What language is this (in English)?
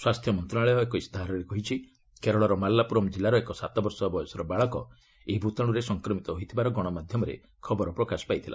Odia